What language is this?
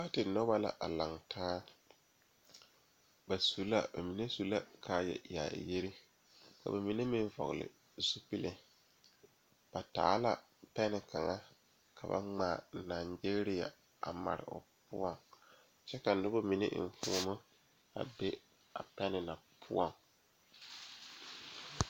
Southern Dagaare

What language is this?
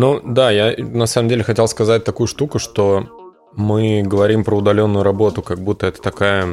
Russian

